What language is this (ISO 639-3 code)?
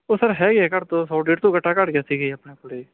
pan